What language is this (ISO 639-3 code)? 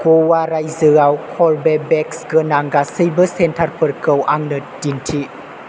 brx